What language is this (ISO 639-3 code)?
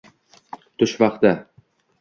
uzb